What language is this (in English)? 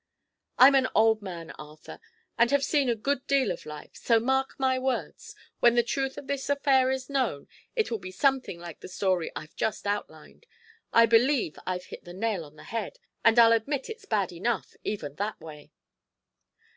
English